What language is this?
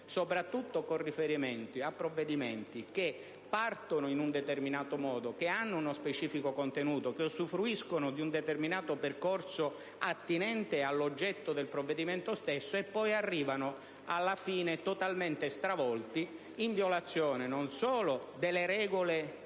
Italian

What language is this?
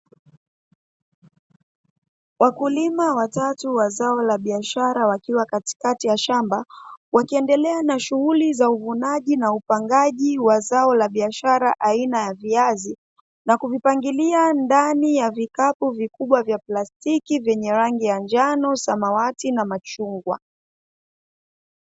Swahili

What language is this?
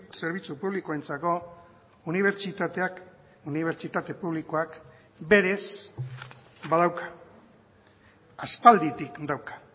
Basque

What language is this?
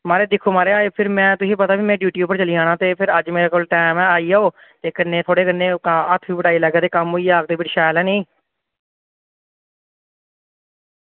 Dogri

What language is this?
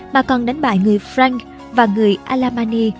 Vietnamese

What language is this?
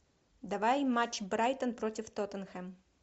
Russian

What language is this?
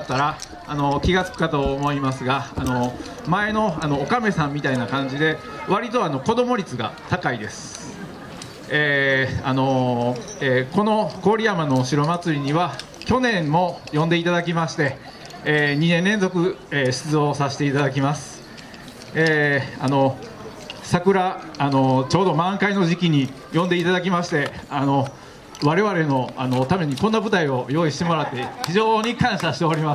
Japanese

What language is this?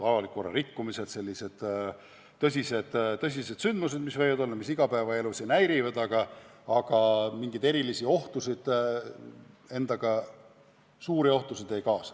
Estonian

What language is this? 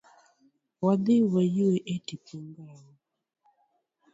Luo (Kenya and Tanzania)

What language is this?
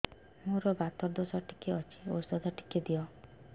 Odia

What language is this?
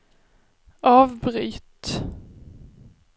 Swedish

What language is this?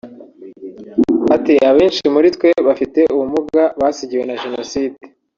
Kinyarwanda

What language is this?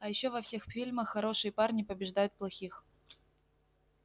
Russian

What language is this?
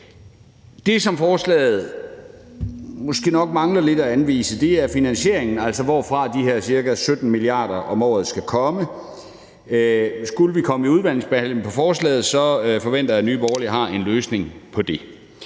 Danish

